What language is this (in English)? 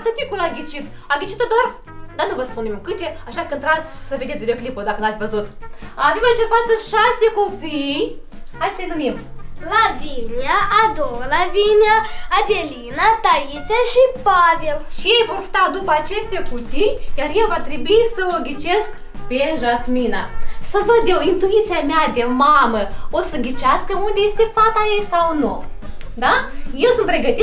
Romanian